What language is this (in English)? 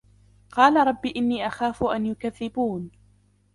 Arabic